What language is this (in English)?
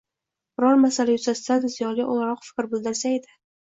Uzbek